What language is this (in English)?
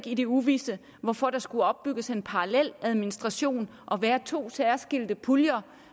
Danish